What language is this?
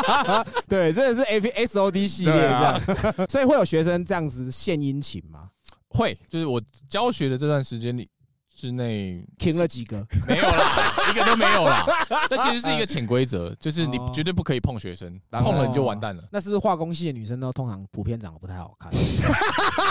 Chinese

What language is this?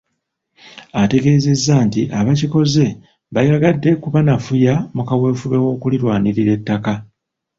Ganda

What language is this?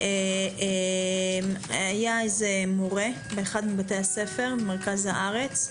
Hebrew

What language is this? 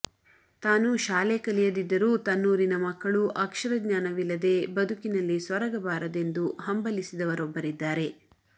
Kannada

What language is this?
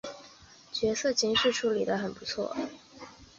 Chinese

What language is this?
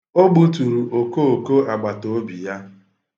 Igbo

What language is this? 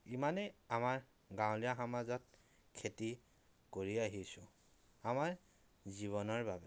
Assamese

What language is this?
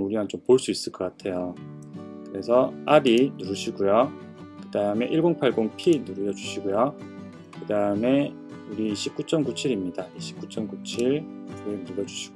Korean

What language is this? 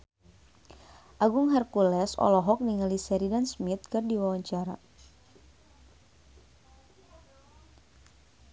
Sundanese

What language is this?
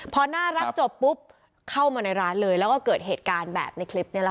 Thai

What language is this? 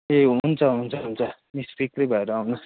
Nepali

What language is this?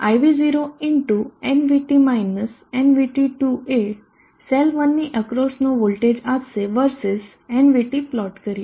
Gujarati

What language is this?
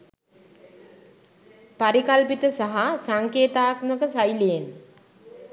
Sinhala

